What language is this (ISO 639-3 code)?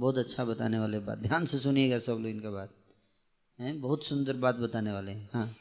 hin